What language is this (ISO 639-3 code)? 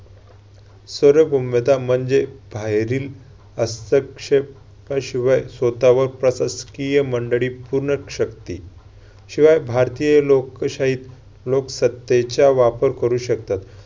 mar